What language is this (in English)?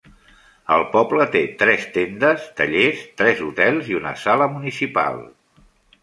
Catalan